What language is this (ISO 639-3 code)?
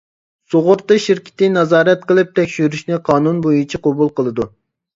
uig